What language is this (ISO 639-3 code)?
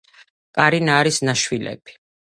kat